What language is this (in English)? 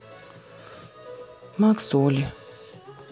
Russian